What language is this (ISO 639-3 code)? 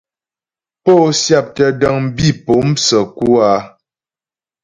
bbj